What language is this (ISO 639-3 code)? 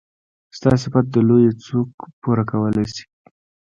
pus